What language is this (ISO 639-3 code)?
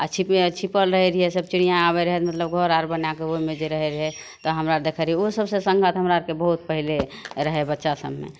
mai